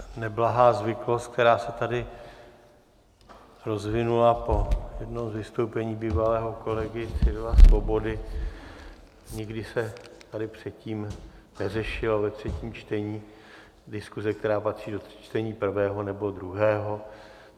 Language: Czech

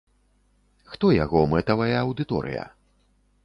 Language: Belarusian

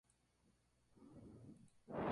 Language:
Spanish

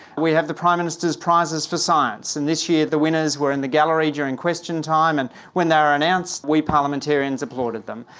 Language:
English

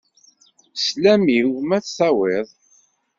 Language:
Kabyle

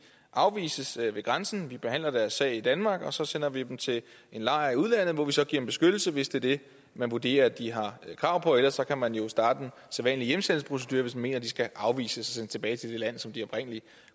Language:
Danish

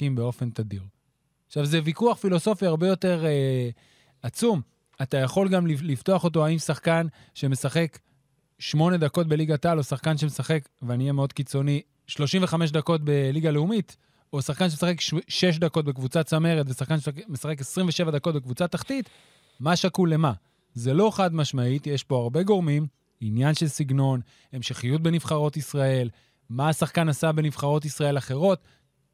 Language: Hebrew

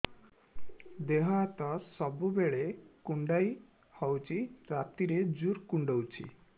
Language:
Odia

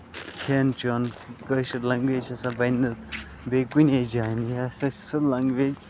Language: Kashmiri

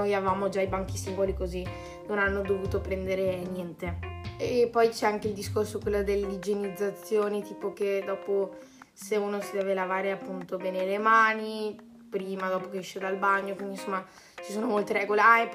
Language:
Italian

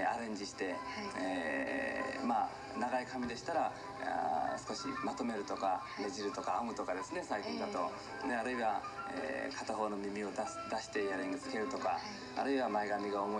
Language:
Japanese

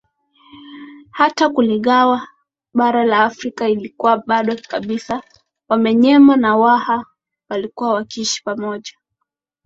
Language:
Swahili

